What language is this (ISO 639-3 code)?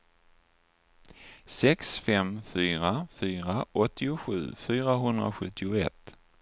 swe